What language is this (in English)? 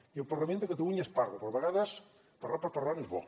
Catalan